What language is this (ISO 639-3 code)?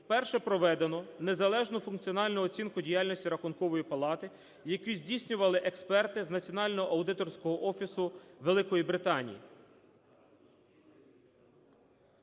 ukr